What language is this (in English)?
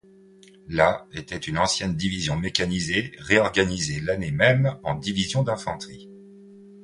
French